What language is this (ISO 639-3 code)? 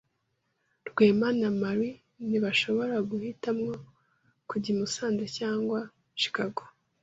kin